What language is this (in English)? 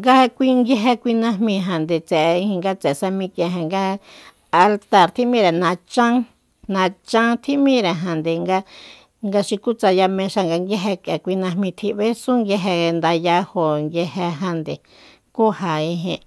Soyaltepec Mazatec